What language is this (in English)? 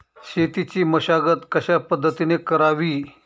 Marathi